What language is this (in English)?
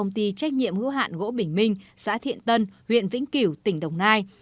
Vietnamese